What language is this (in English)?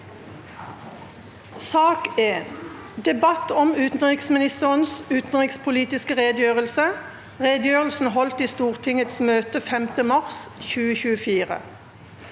Norwegian